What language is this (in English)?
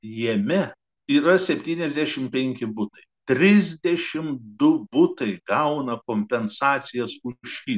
Lithuanian